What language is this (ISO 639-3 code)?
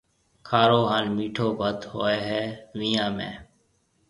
mve